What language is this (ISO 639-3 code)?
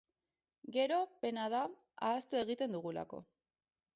eus